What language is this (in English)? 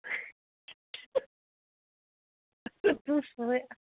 Manipuri